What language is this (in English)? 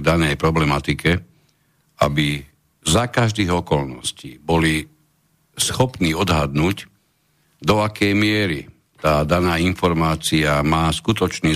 Slovak